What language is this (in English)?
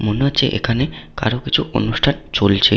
Bangla